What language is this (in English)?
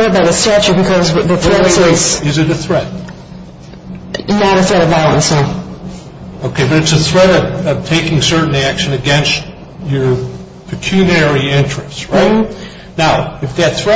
English